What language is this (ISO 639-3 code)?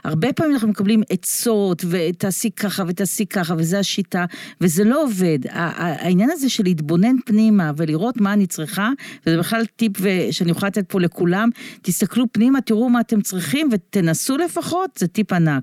heb